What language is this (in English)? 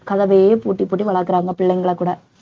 Tamil